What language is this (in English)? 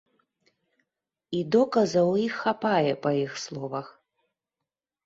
Belarusian